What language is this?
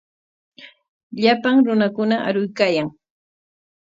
Corongo Ancash Quechua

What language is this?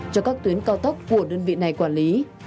Vietnamese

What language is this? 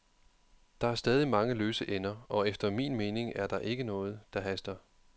Danish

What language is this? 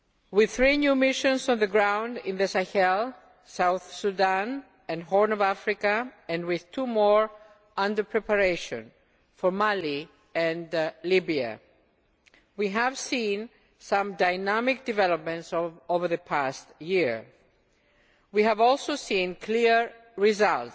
English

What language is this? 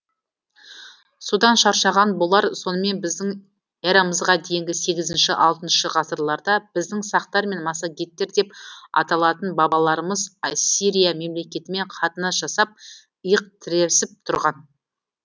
Kazakh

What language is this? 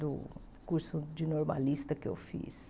Portuguese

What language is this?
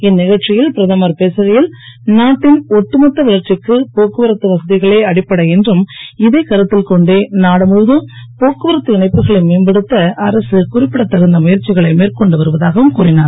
Tamil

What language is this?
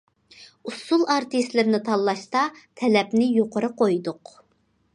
Uyghur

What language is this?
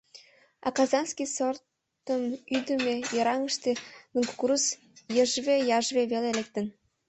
Mari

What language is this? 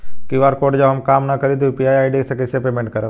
Bhojpuri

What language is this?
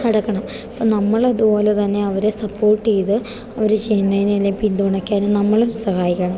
Malayalam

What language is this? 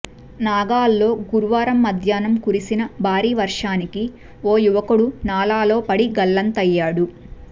Telugu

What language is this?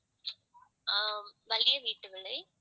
Tamil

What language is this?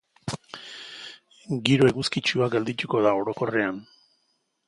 Basque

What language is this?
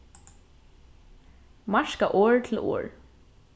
Faroese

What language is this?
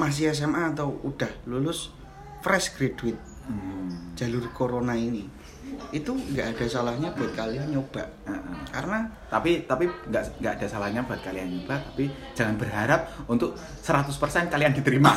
Indonesian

